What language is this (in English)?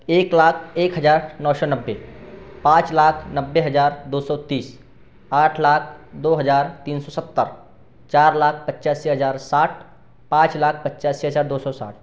Hindi